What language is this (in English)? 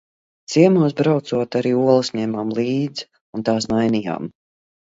Latvian